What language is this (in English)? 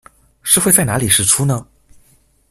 Chinese